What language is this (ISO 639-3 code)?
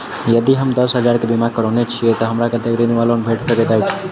mai